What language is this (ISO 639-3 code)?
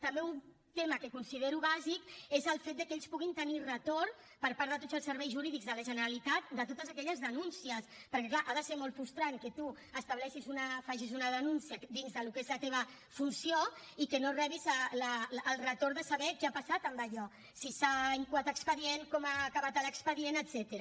cat